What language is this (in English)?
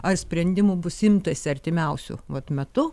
Lithuanian